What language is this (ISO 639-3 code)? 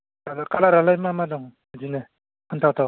brx